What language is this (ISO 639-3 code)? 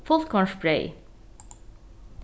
fao